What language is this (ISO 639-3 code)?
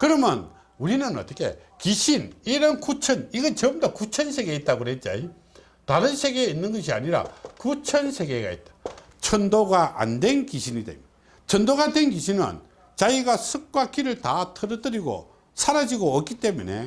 kor